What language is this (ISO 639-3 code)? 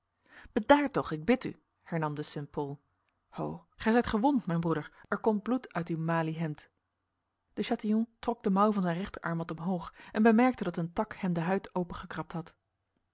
nld